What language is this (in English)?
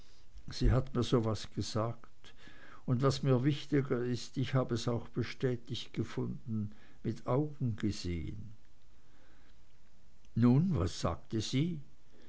German